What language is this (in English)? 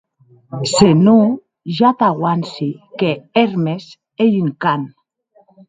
Occitan